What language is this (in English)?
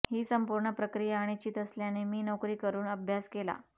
Marathi